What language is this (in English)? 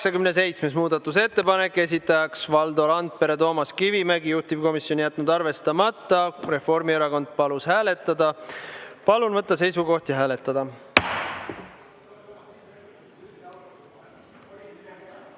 Estonian